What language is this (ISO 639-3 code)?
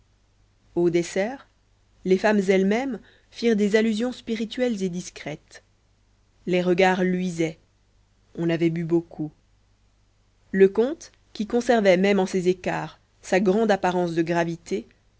fra